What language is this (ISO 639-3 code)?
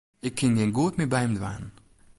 fry